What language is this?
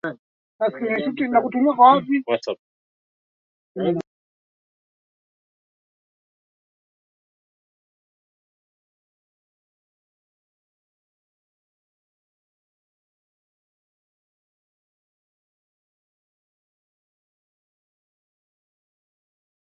Swahili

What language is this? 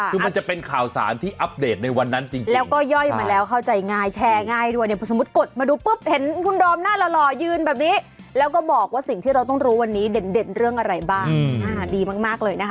Thai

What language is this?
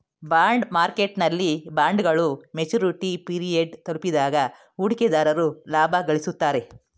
Kannada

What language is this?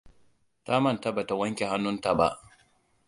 Hausa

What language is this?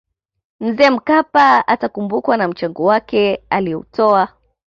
Swahili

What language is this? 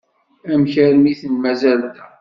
Kabyle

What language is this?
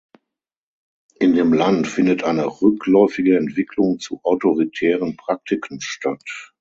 German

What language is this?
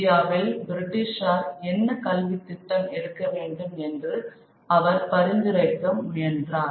Tamil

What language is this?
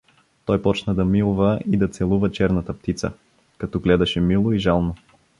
Bulgarian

